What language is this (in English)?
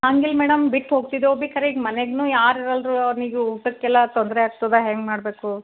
Kannada